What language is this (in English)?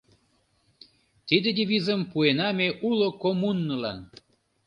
Mari